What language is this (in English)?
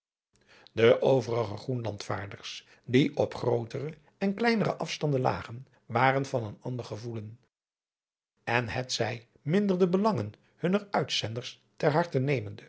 Dutch